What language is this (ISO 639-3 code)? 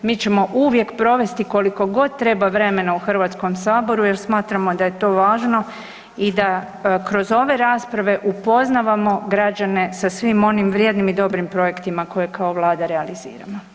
hrv